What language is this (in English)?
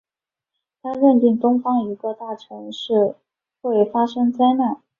Chinese